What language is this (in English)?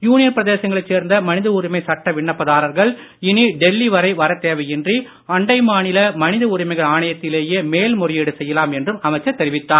Tamil